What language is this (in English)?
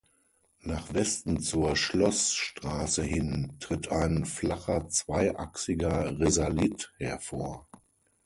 German